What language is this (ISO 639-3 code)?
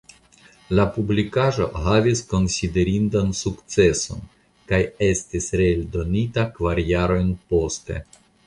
epo